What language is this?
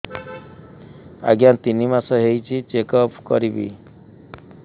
Odia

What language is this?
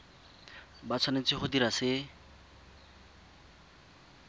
Tswana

